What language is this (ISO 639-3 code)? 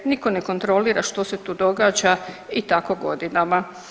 hrv